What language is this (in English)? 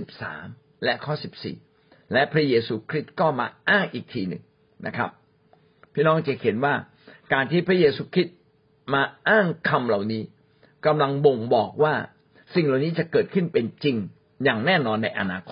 Thai